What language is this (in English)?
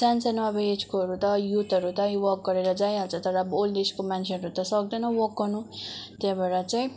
Nepali